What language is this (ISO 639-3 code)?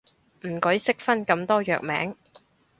yue